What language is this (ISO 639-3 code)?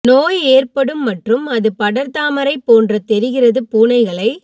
tam